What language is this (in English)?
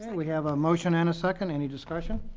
English